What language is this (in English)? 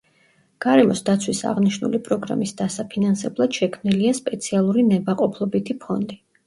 Georgian